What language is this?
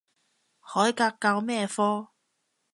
Cantonese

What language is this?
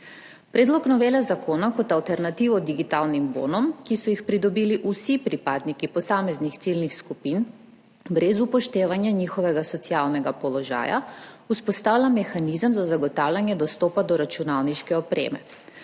Slovenian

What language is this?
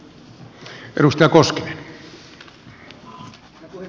Finnish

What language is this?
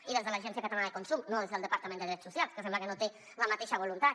Catalan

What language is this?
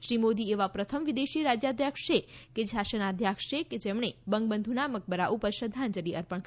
Gujarati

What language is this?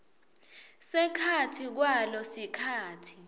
Swati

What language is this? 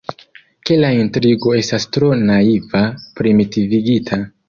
Esperanto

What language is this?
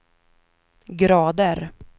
Swedish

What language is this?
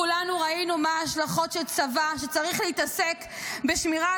Hebrew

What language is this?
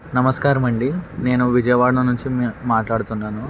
Telugu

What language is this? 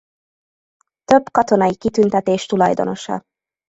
Hungarian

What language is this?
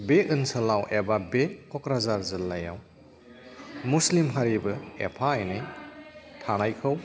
Bodo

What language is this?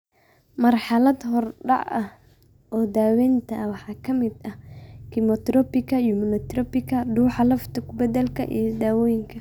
Somali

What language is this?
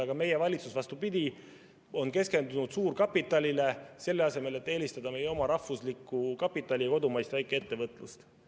Estonian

